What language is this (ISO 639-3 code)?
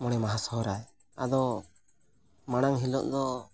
sat